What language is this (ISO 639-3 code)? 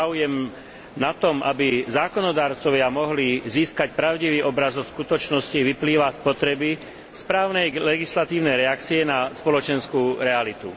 slk